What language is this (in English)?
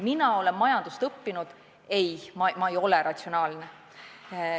Estonian